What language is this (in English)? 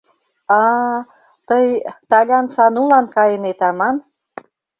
Mari